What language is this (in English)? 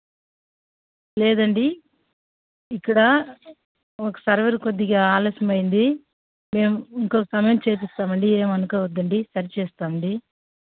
Telugu